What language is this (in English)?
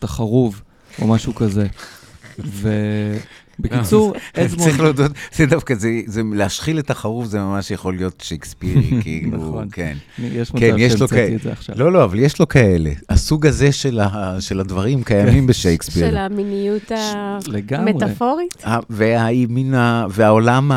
Hebrew